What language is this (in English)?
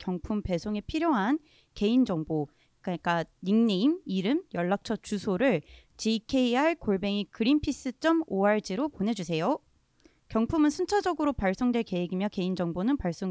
Korean